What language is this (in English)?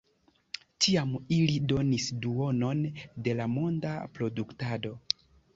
Esperanto